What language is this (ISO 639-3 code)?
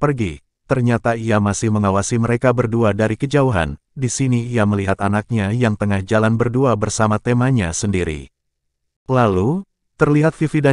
ind